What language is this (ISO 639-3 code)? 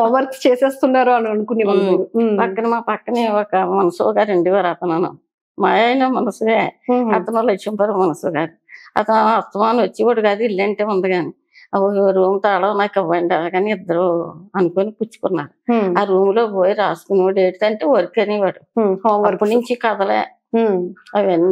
tel